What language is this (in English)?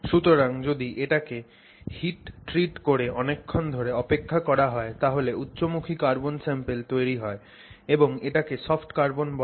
Bangla